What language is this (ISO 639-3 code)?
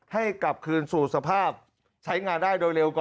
tha